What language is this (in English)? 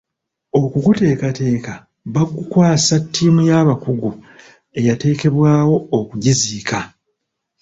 Ganda